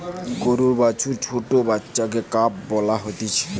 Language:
Bangla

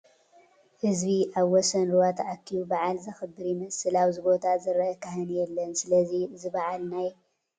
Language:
Tigrinya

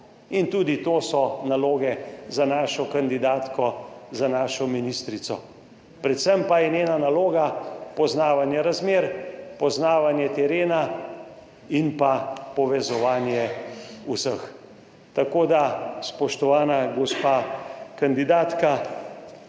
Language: Slovenian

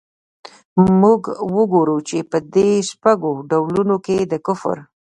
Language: Pashto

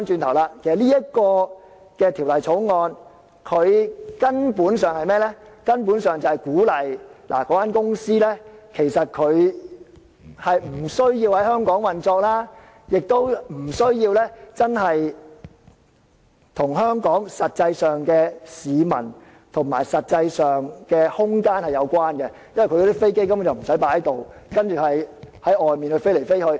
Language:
Cantonese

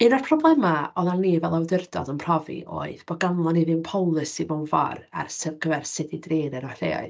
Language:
Welsh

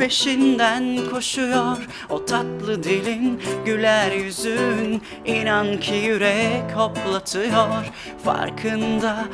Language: Turkish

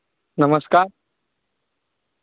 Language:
Maithili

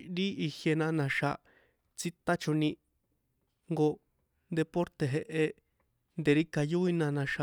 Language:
San Juan Atzingo Popoloca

